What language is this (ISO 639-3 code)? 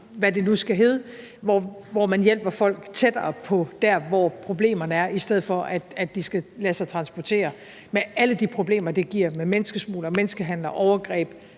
dan